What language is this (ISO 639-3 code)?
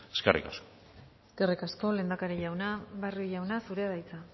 eus